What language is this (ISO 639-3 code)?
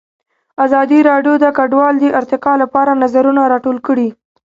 pus